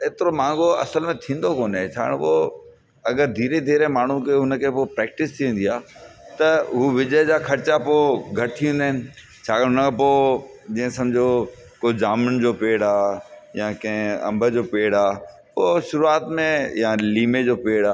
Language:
Sindhi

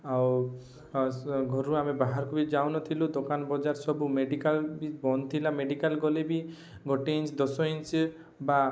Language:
Odia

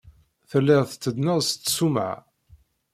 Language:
Kabyle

